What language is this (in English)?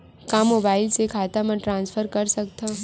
Chhattisgarhi